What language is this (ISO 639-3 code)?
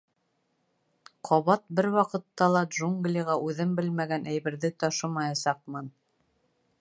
bak